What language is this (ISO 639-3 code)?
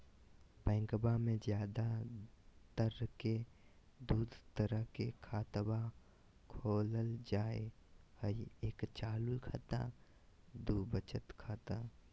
mag